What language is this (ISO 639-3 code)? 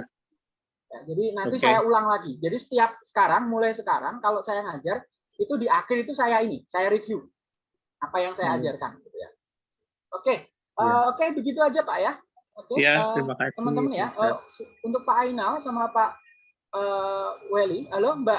ind